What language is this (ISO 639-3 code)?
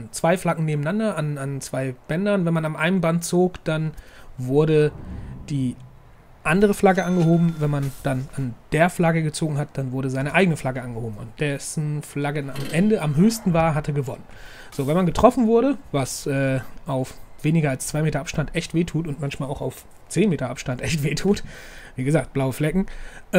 deu